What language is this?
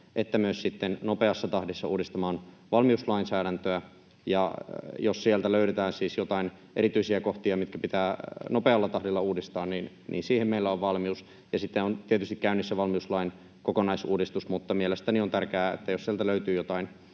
Finnish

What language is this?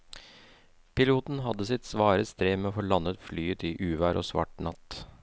Norwegian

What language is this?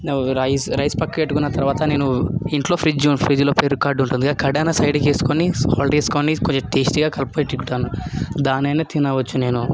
Telugu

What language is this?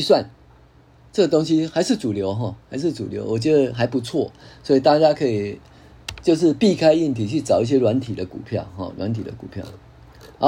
Chinese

